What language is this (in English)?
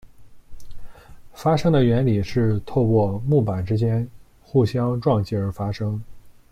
Chinese